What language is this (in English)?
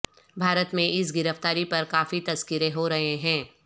Urdu